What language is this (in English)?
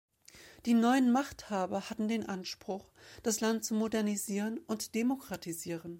German